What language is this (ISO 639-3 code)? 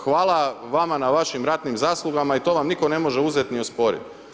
hrv